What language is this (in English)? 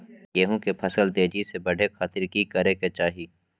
Magahi